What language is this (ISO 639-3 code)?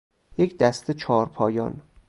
fas